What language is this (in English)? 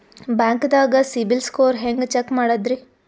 Kannada